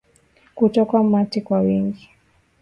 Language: Swahili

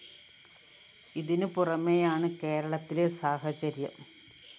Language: Malayalam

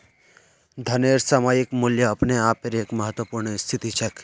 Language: Magahi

